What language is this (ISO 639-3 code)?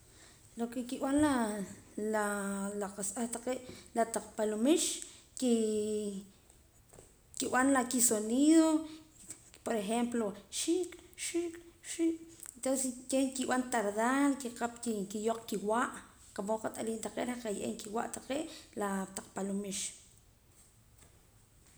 poc